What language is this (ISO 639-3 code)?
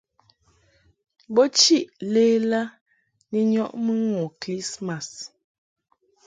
mhk